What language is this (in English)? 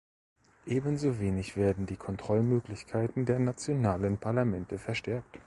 German